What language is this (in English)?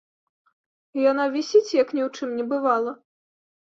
Belarusian